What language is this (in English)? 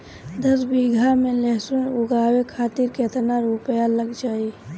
Bhojpuri